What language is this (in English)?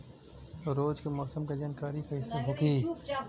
Bhojpuri